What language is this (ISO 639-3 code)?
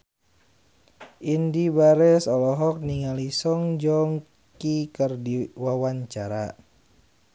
sun